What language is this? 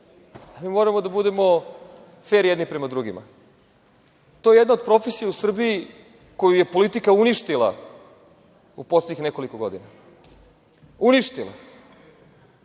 Serbian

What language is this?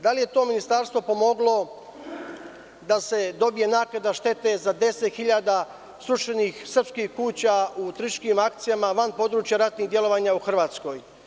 Serbian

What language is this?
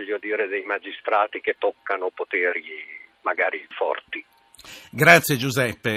Italian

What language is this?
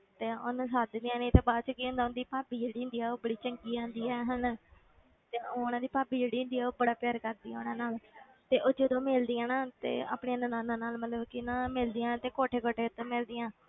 Punjabi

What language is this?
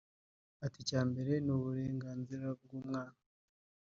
Kinyarwanda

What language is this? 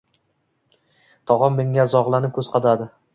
Uzbek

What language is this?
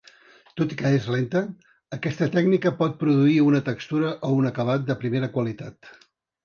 Catalan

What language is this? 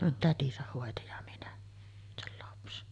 Finnish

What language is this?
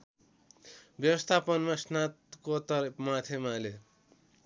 Nepali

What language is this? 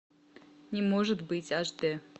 Russian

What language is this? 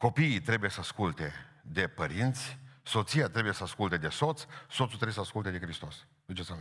Romanian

